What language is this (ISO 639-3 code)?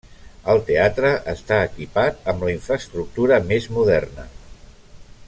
cat